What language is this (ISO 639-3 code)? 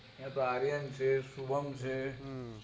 guj